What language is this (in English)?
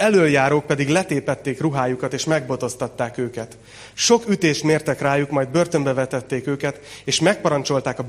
Hungarian